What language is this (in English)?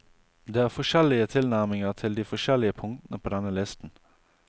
Norwegian